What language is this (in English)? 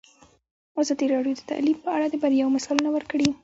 Pashto